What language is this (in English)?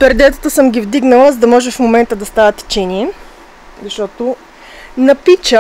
Bulgarian